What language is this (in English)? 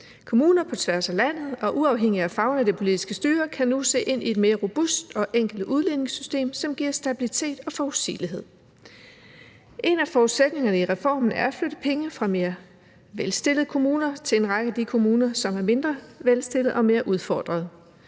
Danish